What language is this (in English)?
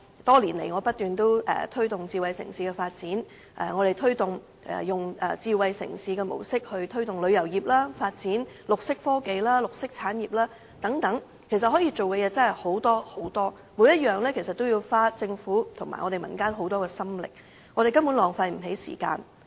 Cantonese